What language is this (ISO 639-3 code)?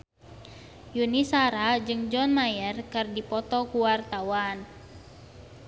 sun